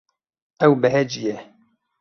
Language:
Kurdish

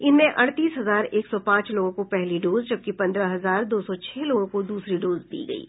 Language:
Hindi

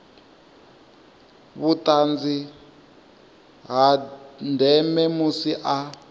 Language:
Venda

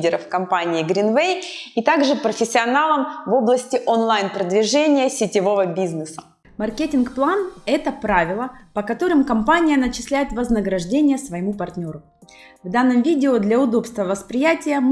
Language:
Russian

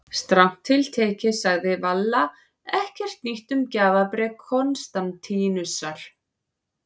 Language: Icelandic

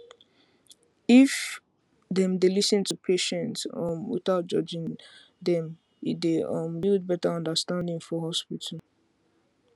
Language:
Nigerian Pidgin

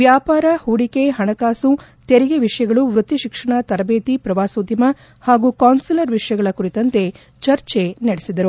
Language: Kannada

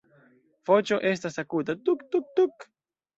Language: Esperanto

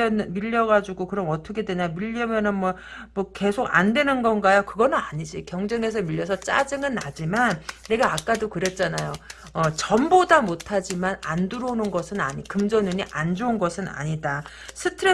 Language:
Korean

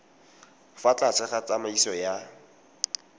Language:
Tswana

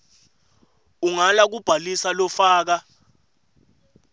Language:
Swati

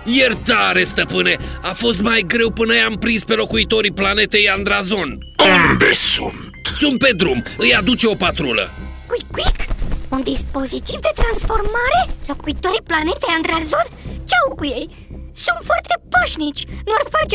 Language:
Romanian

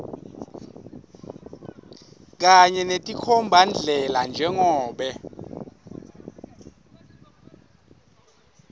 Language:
Swati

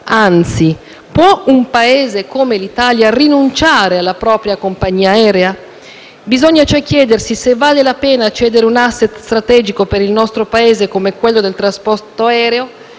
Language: Italian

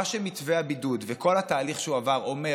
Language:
Hebrew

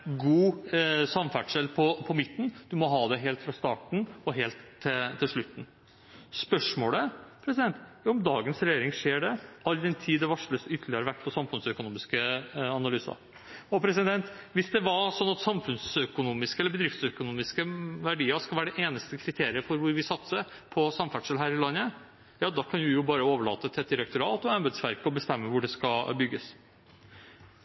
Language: Norwegian Bokmål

